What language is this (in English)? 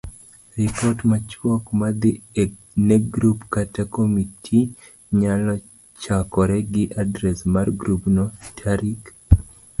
Luo (Kenya and Tanzania)